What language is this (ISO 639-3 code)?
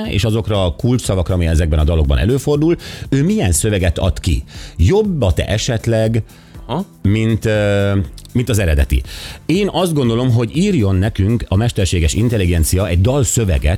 hun